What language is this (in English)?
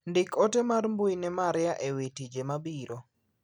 Luo (Kenya and Tanzania)